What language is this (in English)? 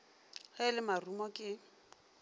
Northern Sotho